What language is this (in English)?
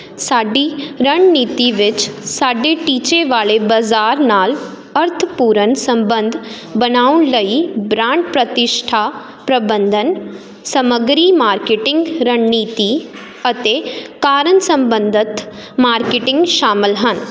Punjabi